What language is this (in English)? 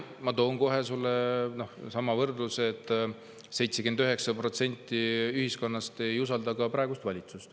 Estonian